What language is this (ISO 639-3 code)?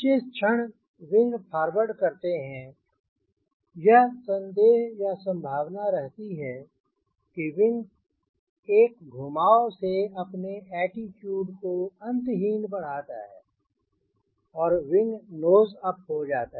hin